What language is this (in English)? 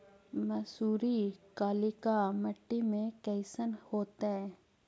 Magahi